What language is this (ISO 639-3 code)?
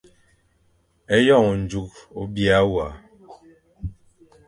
fan